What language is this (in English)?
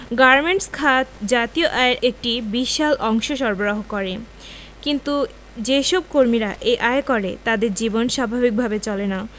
Bangla